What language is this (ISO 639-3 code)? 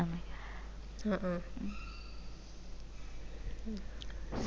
mal